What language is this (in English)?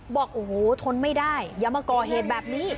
Thai